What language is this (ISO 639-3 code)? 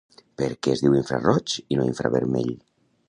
cat